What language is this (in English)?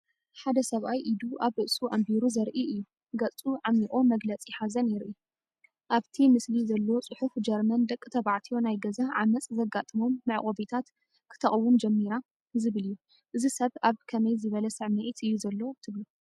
Tigrinya